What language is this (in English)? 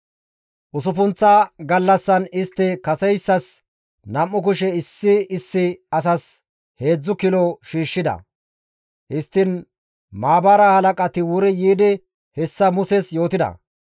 Gamo